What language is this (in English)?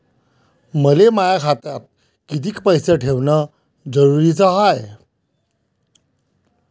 Marathi